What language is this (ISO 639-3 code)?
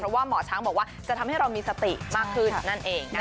tha